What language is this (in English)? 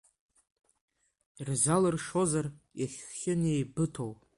Abkhazian